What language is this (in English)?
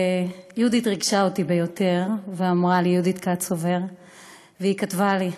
Hebrew